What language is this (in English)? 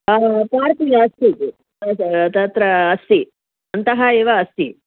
Sanskrit